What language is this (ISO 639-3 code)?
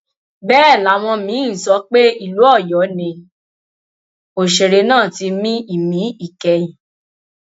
yor